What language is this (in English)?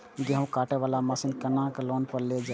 Maithili